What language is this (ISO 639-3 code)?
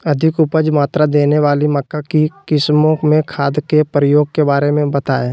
mag